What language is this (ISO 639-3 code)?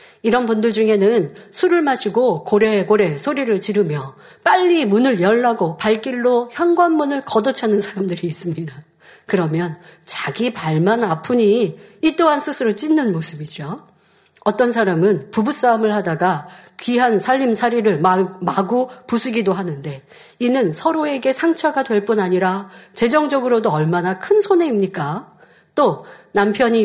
kor